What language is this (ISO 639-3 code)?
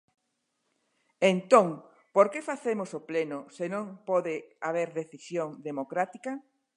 glg